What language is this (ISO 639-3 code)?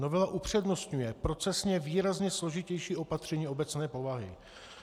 ces